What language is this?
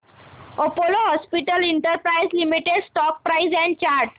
Marathi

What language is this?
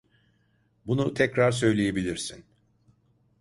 Turkish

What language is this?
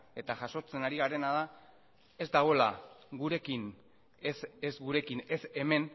Basque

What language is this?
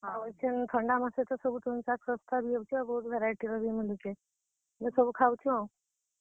Odia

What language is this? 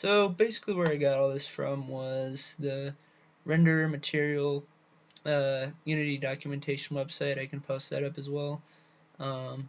English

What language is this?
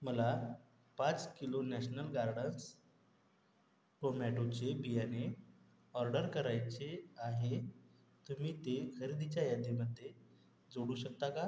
Marathi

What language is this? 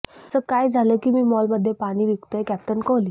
Marathi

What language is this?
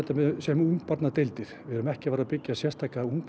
Icelandic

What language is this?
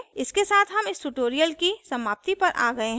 Hindi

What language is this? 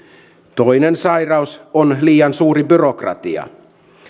Finnish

